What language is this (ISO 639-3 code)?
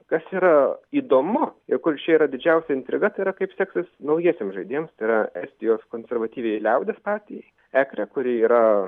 lit